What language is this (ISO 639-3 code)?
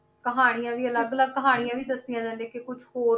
pan